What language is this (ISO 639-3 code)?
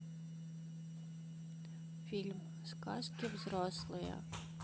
rus